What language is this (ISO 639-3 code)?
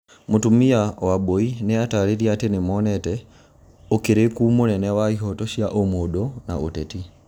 kik